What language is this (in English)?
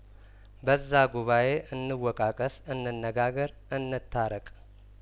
Amharic